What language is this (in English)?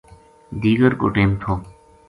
Gujari